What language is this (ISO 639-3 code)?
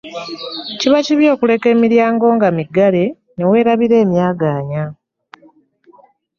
lug